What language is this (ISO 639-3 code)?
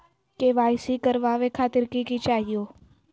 mag